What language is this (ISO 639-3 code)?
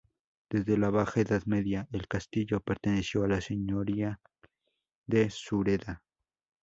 spa